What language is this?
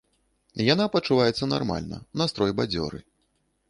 Belarusian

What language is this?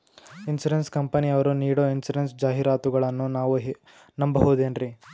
Kannada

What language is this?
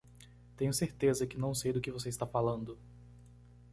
Portuguese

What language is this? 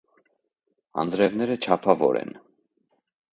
Armenian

